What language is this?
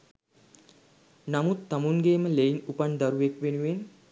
Sinhala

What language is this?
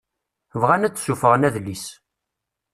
Kabyle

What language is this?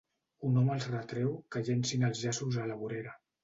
Catalan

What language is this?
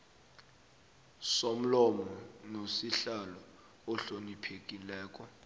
South Ndebele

